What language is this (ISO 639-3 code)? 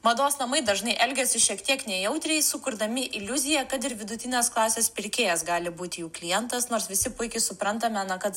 lit